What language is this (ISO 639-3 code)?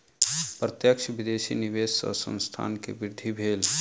mai